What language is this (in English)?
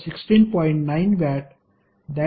Marathi